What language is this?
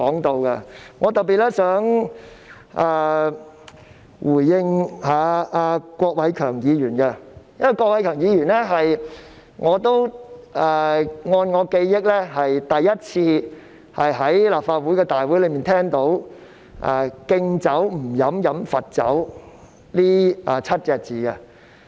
Cantonese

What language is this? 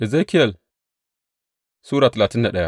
Hausa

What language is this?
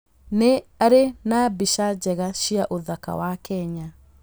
Kikuyu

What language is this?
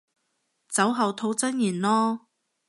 Cantonese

